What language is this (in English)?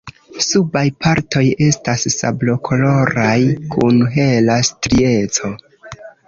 Esperanto